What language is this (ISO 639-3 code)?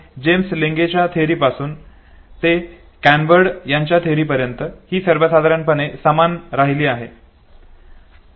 mar